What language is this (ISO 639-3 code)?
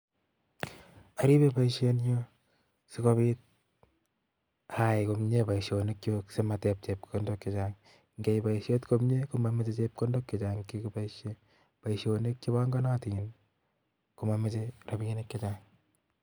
kln